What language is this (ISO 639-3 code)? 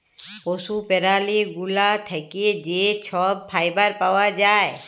ben